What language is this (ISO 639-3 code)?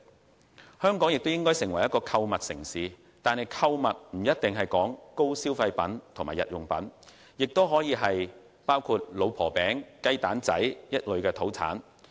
yue